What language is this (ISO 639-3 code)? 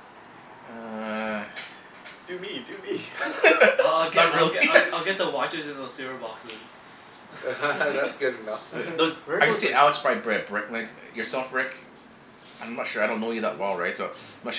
eng